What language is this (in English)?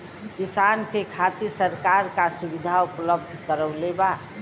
Bhojpuri